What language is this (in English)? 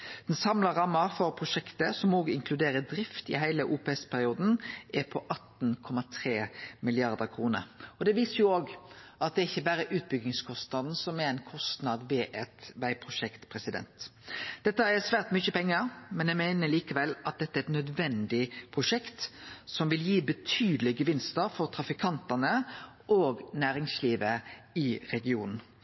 Norwegian Nynorsk